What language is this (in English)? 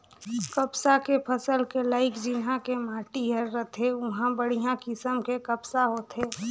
Chhattisgarhi